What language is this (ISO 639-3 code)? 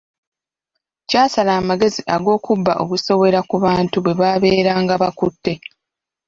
lug